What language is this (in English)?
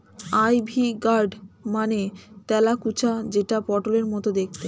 Bangla